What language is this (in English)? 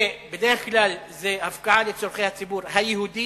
Hebrew